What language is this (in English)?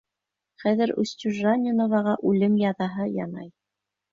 Bashkir